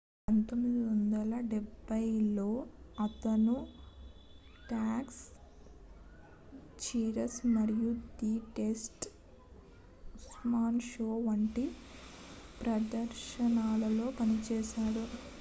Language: Telugu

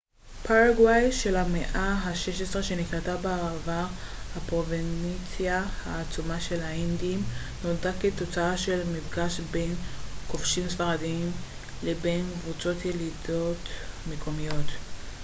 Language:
Hebrew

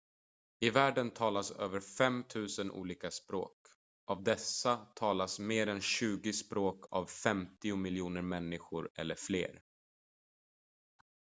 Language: Swedish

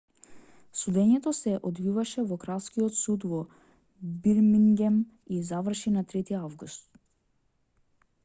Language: Macedonian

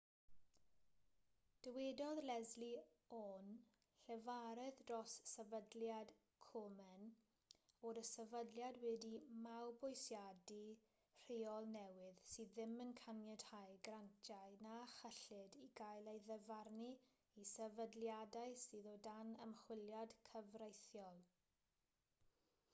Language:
Welsh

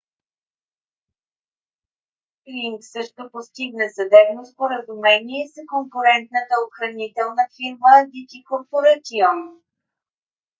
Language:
Bulgarian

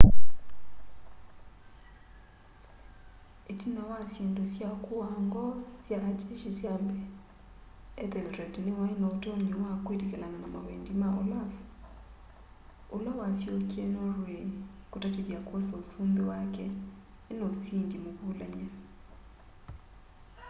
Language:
Kamba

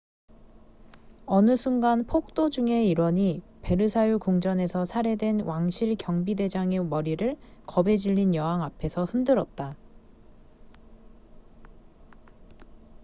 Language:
Korean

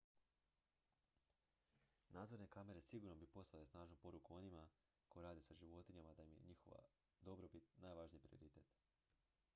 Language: Croatian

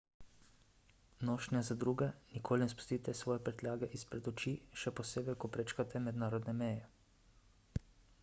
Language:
Slovenian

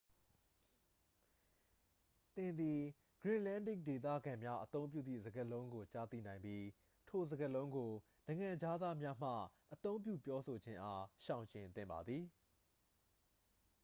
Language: Burmese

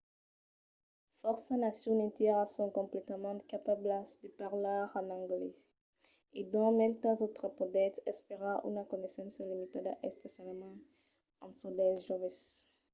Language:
Occitan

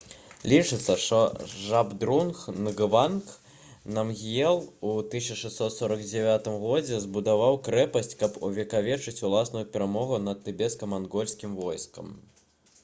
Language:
Belarusian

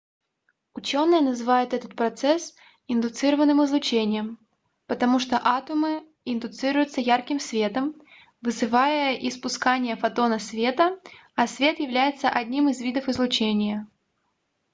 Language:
Russian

